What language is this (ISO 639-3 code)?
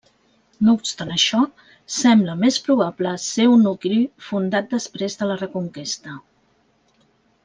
cat